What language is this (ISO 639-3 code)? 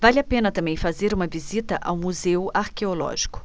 por